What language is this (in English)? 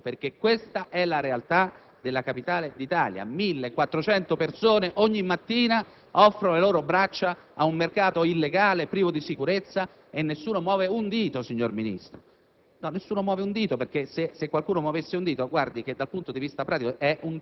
Italian